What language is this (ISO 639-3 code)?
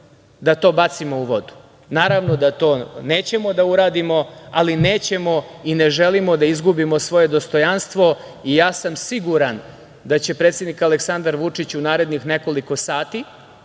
srp